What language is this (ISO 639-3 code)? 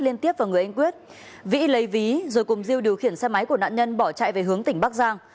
vie